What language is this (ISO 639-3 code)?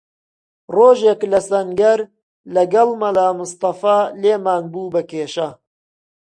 ckb